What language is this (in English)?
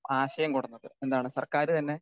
Malayalam